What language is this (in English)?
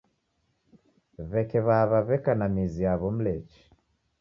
Taita